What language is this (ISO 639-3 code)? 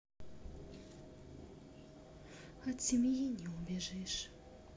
rus